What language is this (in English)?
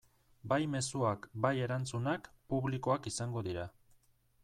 Basque